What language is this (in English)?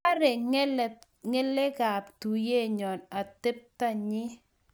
Kalenjin